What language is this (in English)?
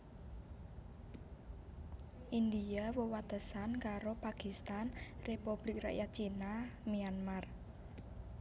Javanese